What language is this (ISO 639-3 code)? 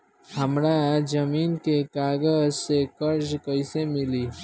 bho